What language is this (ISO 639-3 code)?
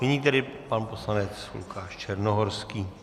ces